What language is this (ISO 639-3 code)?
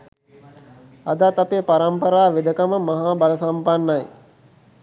sin